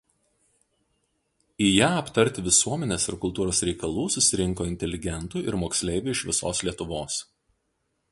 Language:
Lithuanian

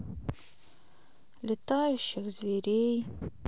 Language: Russian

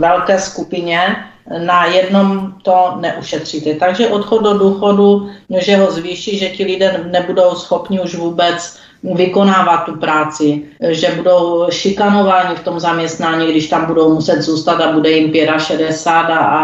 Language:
Czech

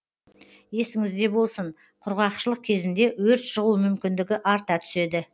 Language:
Kazakh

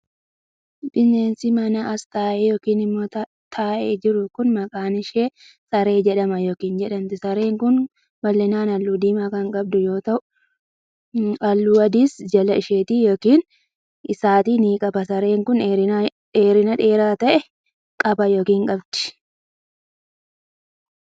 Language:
Oromo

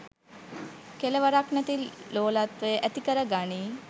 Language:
Sinhala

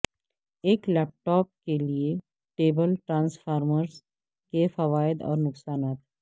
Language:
Urdu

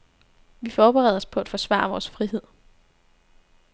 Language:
Danish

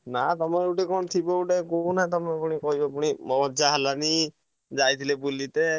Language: Odia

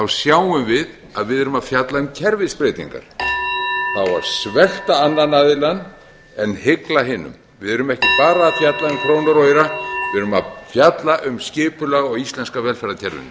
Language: Icelandic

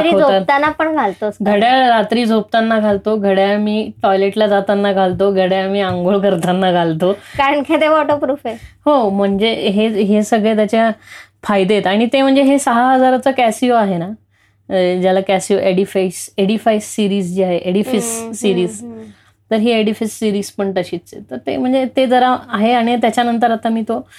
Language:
Marathi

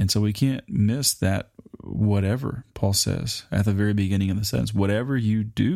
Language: English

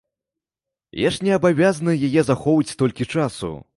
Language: Belarusian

